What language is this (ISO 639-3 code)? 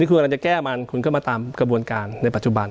tha